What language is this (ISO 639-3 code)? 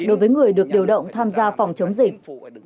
vie